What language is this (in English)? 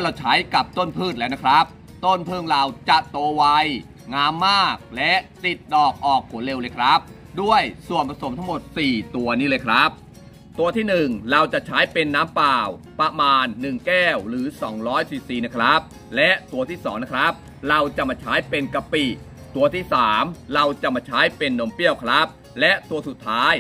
Thai